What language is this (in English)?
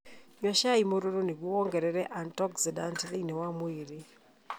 Kikuyu